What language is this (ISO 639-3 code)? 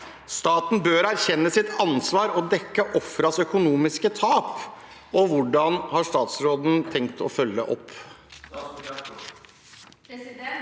nor